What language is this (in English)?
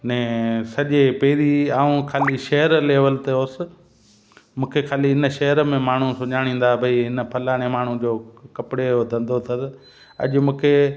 Sindhi